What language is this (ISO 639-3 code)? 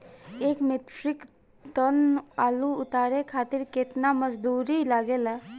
bho